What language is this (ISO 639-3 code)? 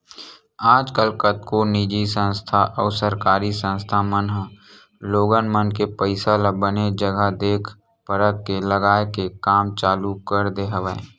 hne